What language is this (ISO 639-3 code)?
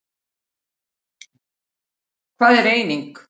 isl